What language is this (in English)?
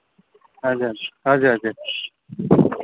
Nepali